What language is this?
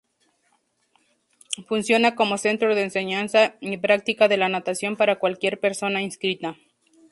Spanish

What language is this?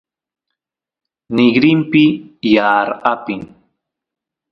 Santiago del Estero Quichua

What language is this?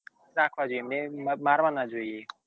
Gujarati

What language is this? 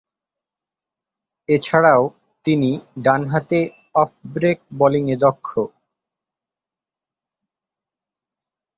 Bangla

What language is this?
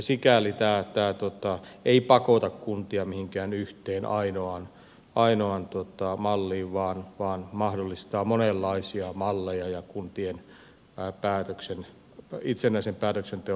Finnish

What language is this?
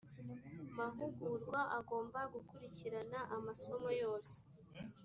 Kinyarwanda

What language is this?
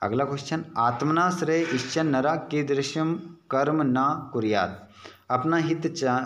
Hindi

